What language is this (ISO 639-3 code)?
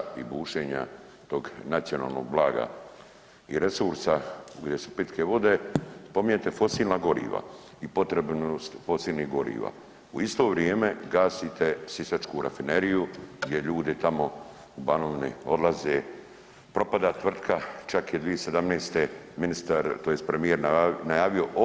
hrv